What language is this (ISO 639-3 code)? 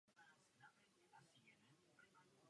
ces